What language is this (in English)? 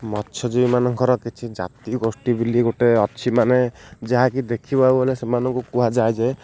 Odia